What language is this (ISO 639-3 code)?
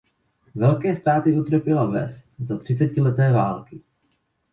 ces